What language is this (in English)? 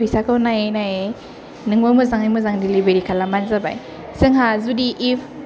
Bodo